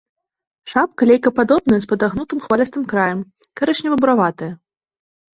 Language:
Belarusian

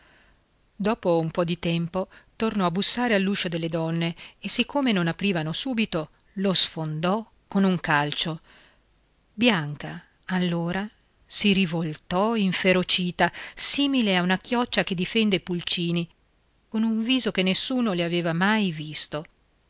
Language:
Italian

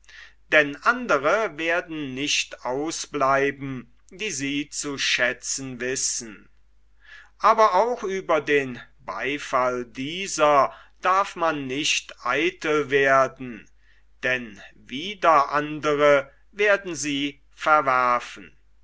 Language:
German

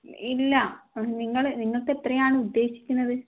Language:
Malayalam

